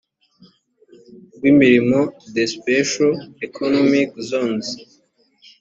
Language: Kinyarwanda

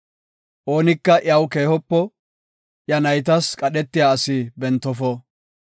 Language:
Gofa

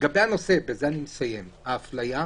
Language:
Hebrew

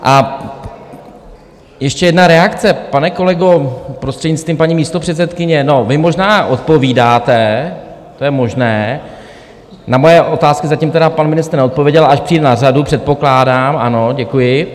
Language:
Czech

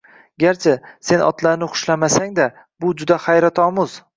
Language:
Uzbek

